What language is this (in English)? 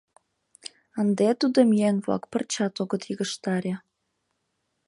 Mari